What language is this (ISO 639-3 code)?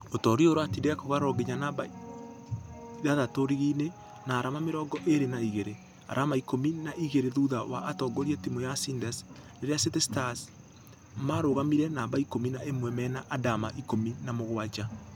kik